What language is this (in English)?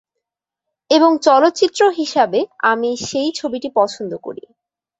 Bangla